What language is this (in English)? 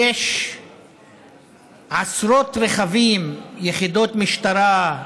Hebrew